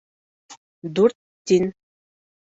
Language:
Bashkir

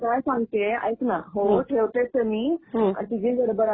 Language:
Marathi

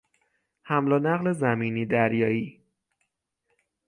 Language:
Persian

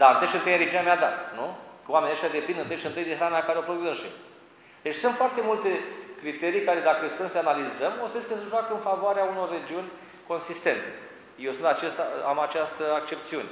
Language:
Romanian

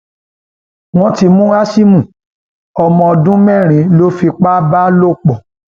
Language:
Yoruba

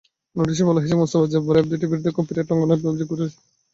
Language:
Bangla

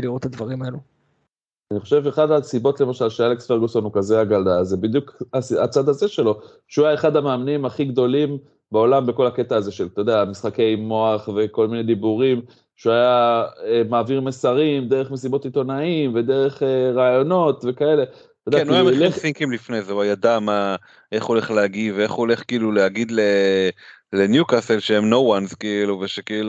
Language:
Hebrew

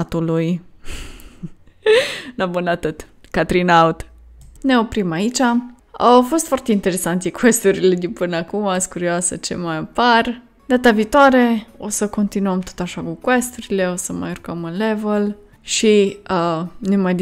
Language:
Romanian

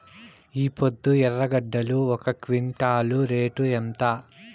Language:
Telugu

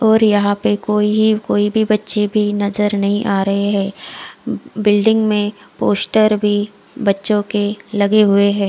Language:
Hindi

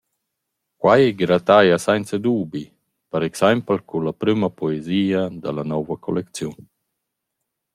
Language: Romansh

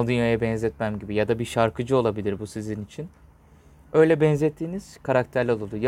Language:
Turkish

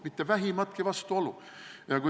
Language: Estonian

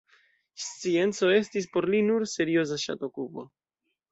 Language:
Esperanto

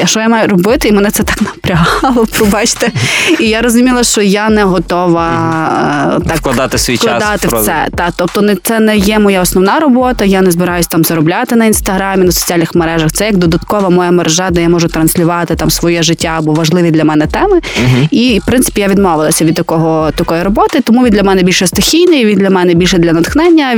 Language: Ukrainian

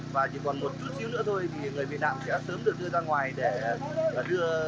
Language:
Vietnamese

